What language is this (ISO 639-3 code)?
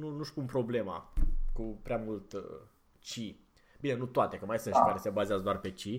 ron